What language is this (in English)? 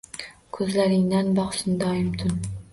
Uzbek